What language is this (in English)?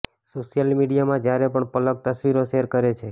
Gujarati